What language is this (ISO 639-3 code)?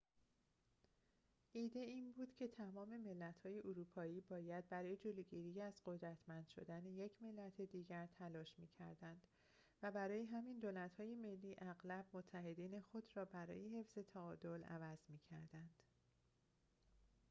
fas